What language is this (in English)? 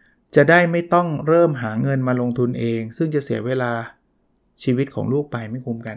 Thai